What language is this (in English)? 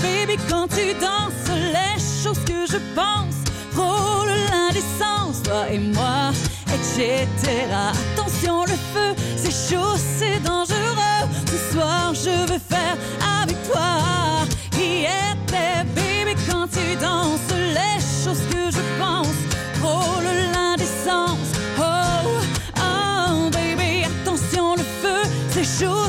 French